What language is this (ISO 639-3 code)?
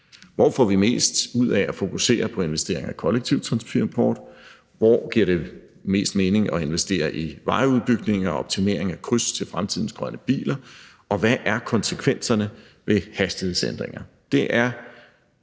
dan